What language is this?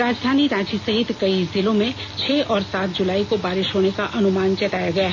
Hindi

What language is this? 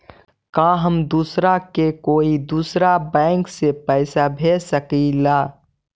Magahi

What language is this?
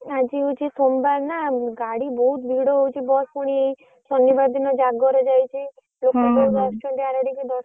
Odia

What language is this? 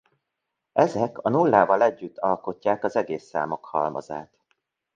Hungarian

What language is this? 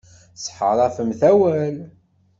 Kabyle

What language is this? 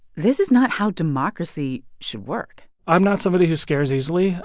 English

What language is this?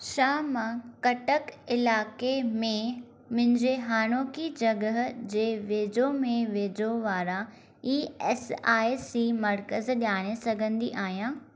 Sindhi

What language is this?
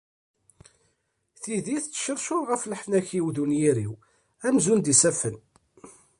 Kabyle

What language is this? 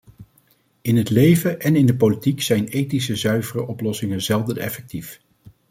Dutch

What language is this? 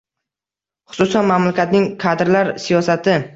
Uzbek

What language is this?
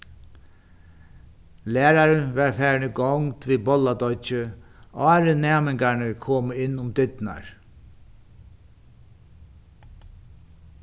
Faroese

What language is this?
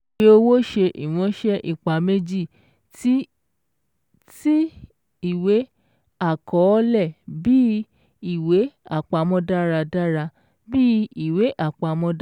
Yoruba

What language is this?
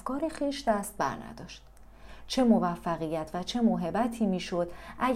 Persian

